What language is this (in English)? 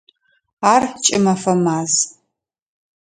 Adyghe